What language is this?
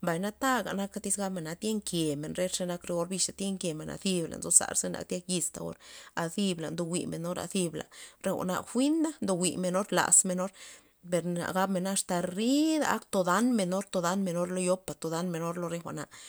Loxicha Zapotec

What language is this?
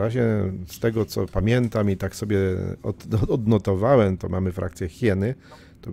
Polish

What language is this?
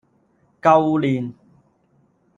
Cantonese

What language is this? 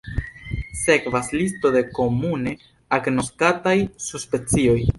Esperanto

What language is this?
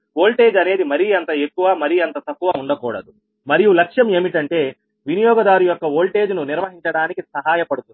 Telugu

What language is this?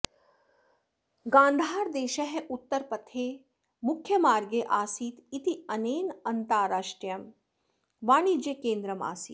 Sanskrit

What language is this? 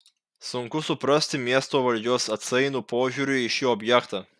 Lithuanian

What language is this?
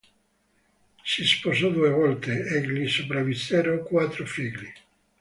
Italian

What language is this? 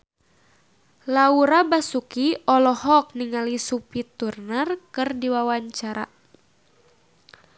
Sundanese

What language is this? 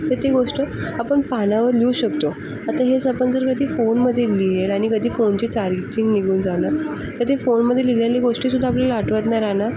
Marathi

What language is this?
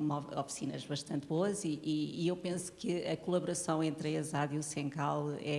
Portuguese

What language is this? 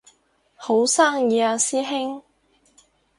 Cantonese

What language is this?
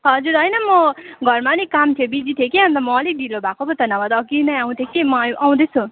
Nepali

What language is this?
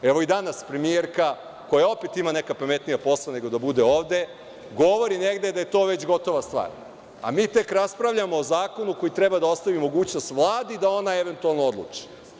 Serbian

